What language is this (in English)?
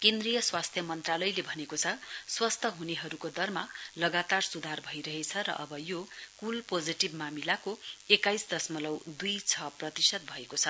Nepali